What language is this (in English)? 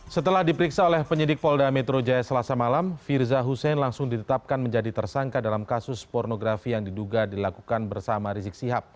Indonesian